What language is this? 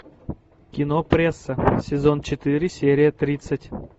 Russian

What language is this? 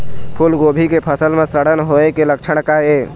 Chhattisgarhi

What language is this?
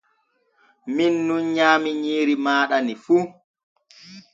Borgu Fulfulde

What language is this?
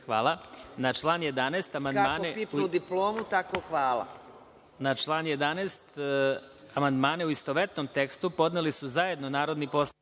Serbian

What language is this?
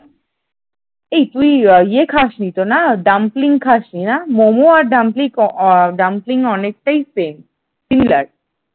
Bangla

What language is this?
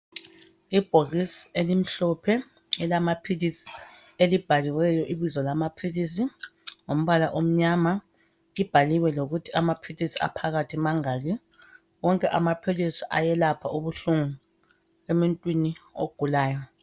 North Ndebele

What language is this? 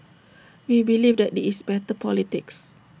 English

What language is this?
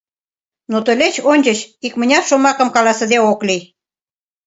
Mari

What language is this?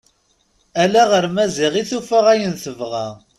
Kabyle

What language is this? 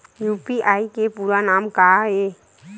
Chhattisgarhi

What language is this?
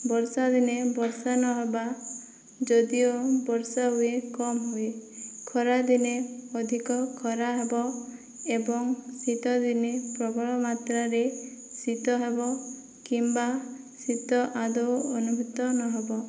Odia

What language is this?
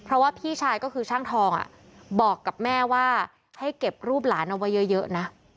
Thai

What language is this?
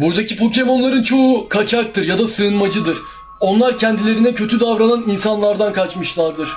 Turkish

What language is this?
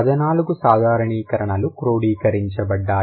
Telugu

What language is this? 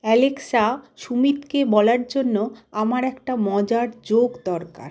Bangla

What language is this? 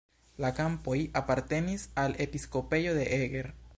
Esperanto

